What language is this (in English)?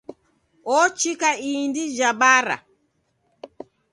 Taita